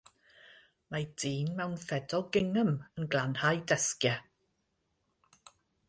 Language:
Welsh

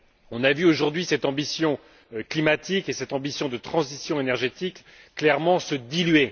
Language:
French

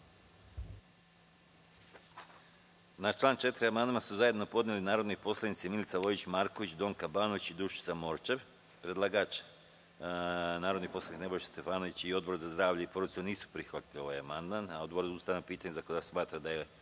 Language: Serbian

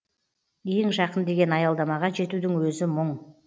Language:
Kazakh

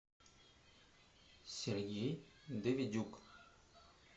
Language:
Russian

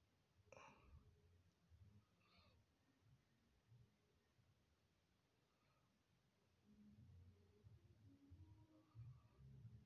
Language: Portuguese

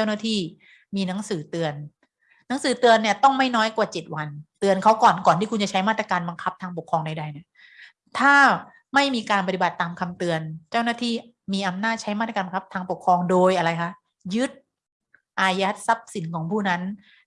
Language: Thai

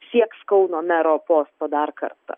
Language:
Lithuanian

